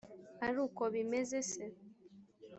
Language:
Kinyarwanda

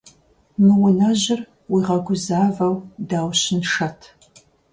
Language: Kabardian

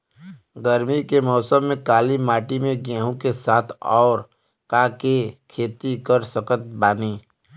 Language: Bhojpuri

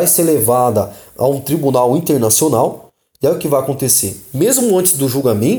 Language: Portuguese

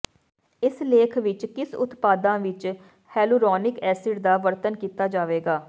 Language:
Punjabi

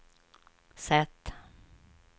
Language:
Swedish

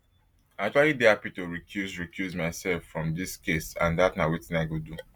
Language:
Nigerian Pidgin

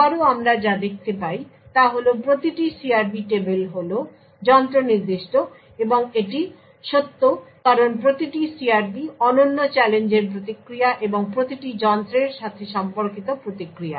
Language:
Bangla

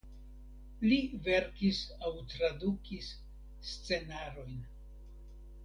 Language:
Esperanto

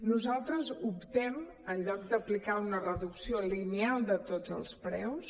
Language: Catalan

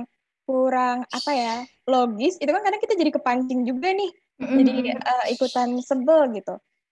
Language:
Indonesian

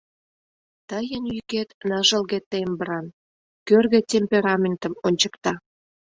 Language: Mari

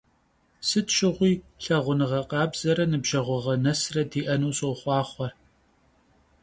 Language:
Kabardian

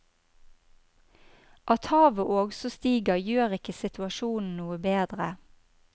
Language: Norwegian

